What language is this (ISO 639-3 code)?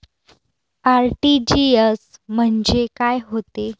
mar